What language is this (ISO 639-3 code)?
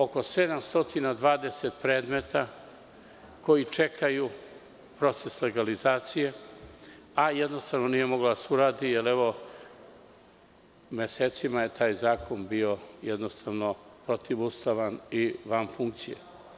srp